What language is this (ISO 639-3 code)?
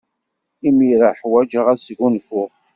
kab